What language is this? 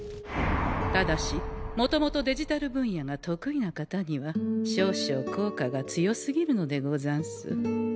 Japanese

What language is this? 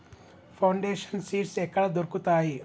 Telugu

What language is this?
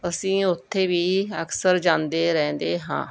Punjabi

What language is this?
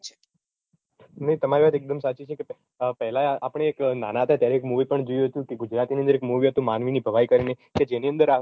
Gujarati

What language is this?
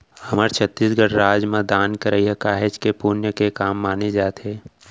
Chhattisgarhi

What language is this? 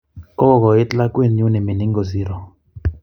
Kalenjin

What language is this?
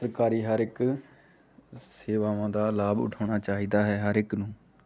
Punjabi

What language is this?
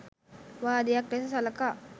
Sinhala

